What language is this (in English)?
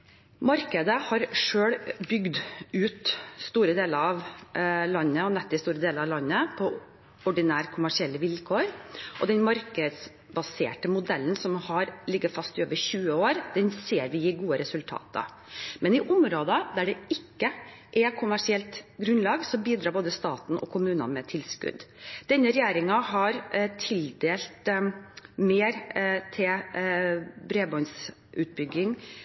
Norwegian Bokmål